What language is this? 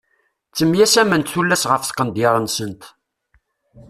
Kabyle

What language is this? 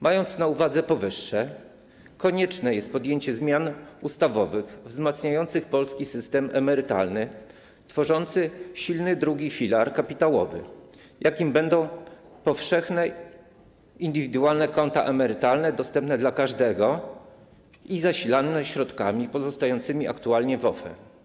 Polish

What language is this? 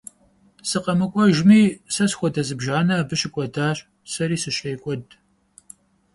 Kabardian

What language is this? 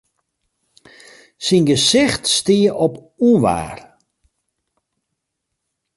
Western Frisian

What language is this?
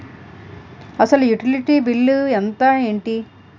Telugu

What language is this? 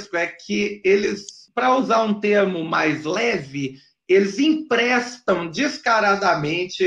Portuguese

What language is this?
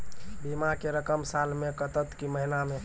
Maithili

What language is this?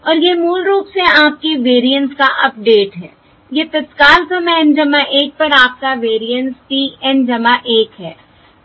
Hindi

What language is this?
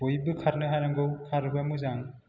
Bodo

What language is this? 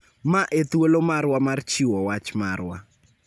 Luo (Kenya and Tanzania)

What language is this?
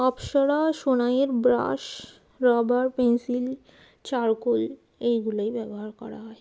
Bangla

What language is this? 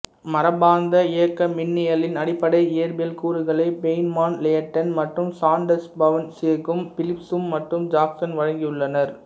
Tamil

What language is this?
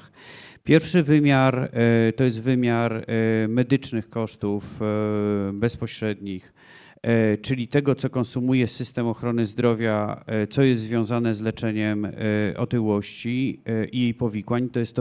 Polish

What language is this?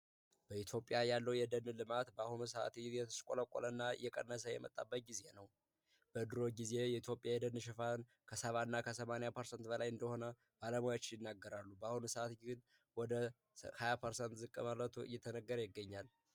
Amharic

